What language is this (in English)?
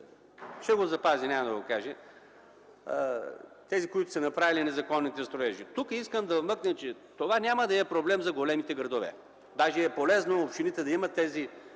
Bulgarian